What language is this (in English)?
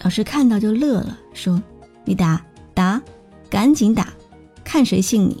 Chinese